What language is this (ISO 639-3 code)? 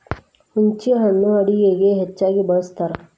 kan